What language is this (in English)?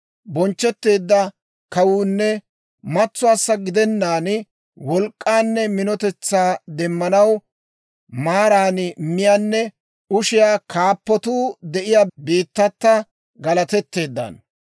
Dawro